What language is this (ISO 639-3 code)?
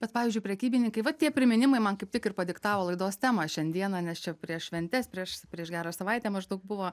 lit